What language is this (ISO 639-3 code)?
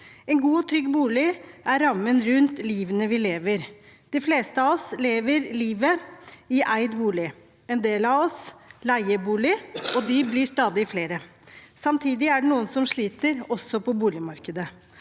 nor